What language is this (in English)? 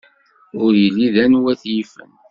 Kabyle